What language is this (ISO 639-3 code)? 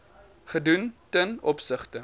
afr